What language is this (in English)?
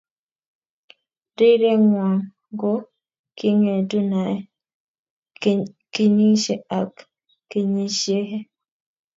Kalenjin